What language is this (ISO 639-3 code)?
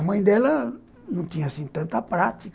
por